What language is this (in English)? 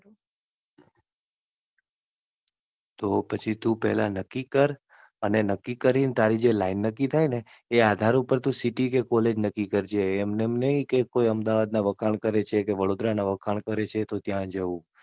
Gujarati